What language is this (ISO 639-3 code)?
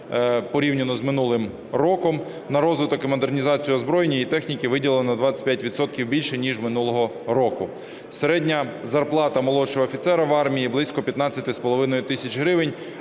ukr